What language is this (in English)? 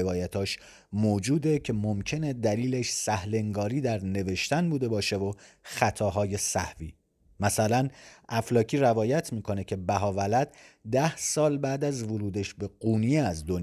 Persian